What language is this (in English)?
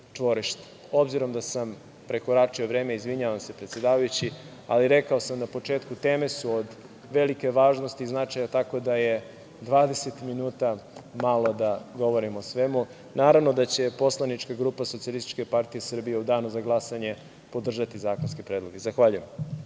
Serbian